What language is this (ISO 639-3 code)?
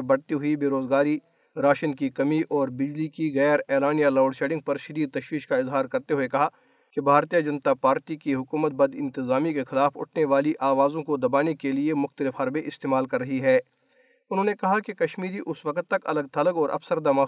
urd